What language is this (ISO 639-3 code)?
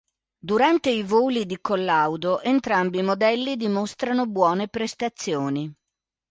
ita